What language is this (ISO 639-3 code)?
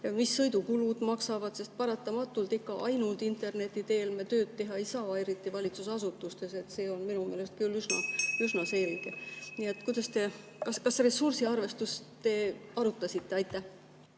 est